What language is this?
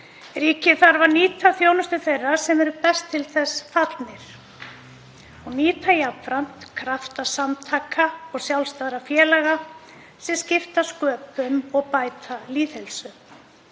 Icelandic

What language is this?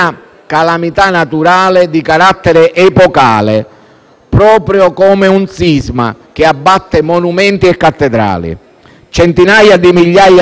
Italian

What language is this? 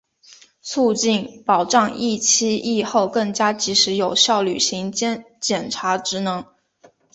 Chinese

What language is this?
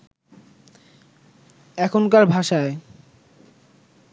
Bangla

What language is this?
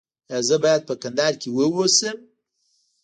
Pashto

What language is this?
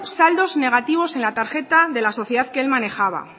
Spanish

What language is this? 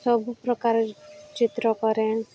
Odia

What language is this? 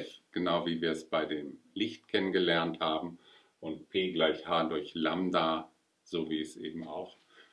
German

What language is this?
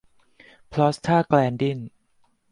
Thai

